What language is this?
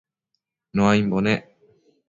Matsés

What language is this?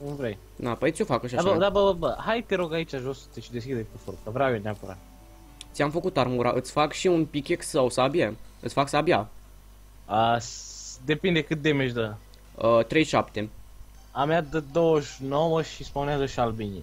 Romanian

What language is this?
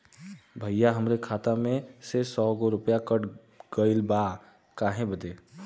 Bhojpuri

